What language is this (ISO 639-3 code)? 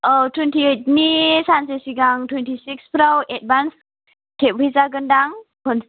brx